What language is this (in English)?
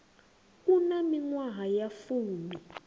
Venda